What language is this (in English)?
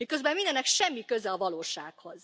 Hungarian